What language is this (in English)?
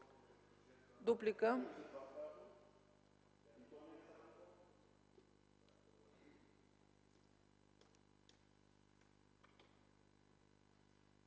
Bulgarian